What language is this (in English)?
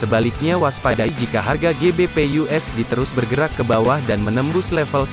Indonesian